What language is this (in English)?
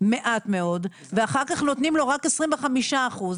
Hebrew